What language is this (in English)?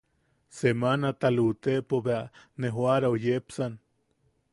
Yaqui